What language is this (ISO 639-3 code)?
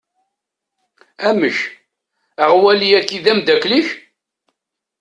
kab